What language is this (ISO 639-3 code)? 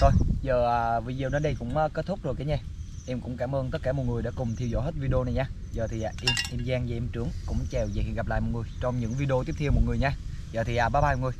vie